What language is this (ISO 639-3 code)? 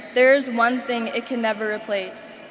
eng